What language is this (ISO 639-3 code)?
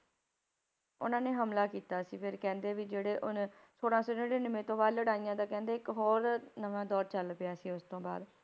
pan